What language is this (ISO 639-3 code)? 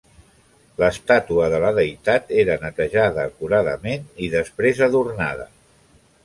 cat